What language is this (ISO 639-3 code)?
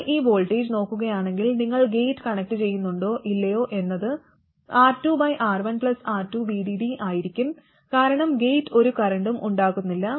mal